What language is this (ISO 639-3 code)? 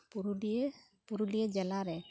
sat